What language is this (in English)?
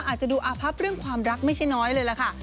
Thai